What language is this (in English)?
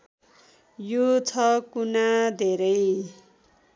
Nepali